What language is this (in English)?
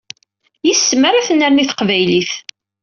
Kabyle